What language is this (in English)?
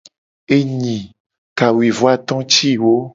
Gen